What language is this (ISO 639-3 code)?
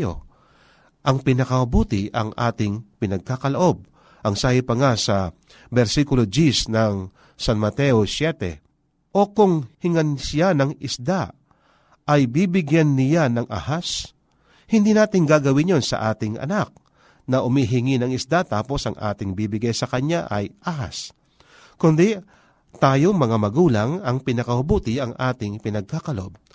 fil